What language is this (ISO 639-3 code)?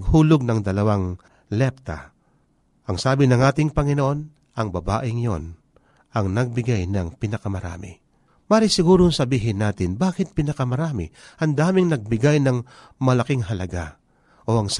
fil